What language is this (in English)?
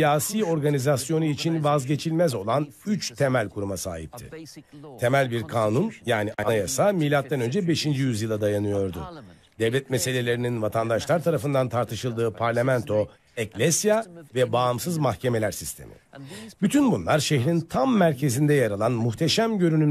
Turkish